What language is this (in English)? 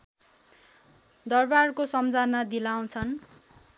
Nepali